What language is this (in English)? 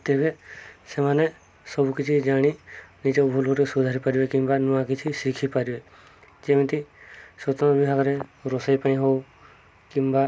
Odia